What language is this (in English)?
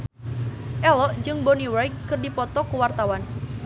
Sundanese